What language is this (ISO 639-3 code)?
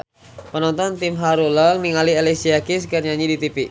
sun